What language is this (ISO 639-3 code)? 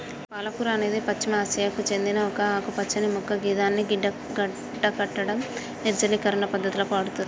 tel